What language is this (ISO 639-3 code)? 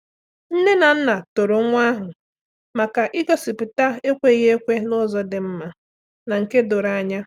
ibo